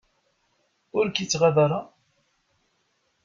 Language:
Kabyle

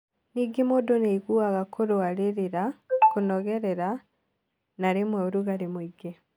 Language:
Kikuyu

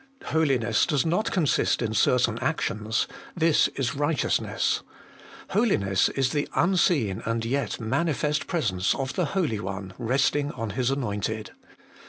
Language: English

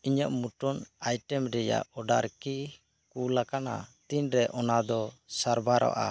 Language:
Santali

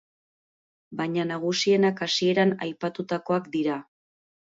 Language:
Basque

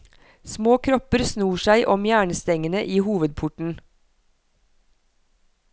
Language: Norwegian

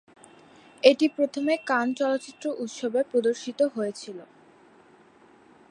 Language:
Bangla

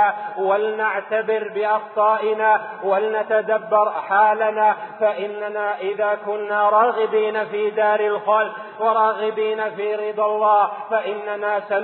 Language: Arabic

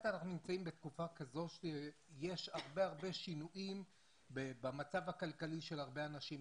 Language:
Hebrew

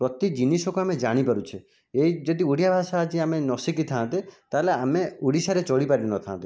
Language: Odia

